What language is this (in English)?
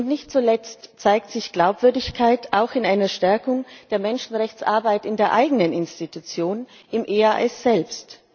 German